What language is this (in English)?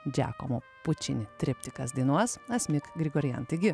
Lithuanian